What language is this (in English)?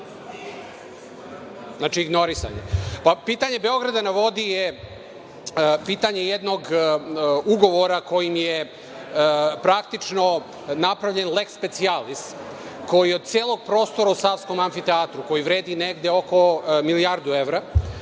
Serbian